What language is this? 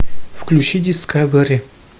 Russian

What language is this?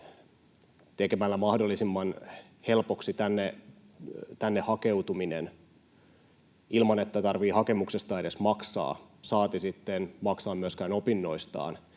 Finnish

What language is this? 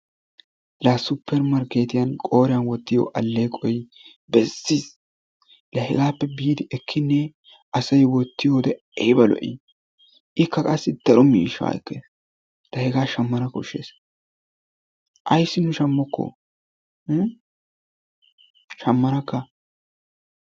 Wolaytta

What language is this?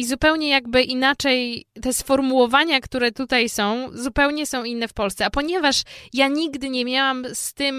Polish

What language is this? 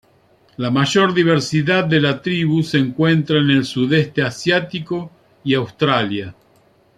Spanish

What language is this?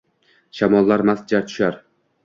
Uzbek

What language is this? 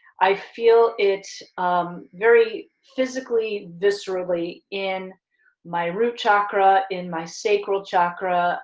English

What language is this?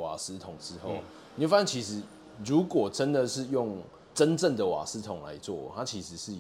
Chinese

